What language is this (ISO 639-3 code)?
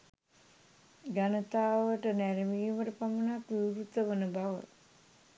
sin